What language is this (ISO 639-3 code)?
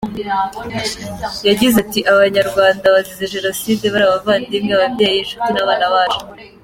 kin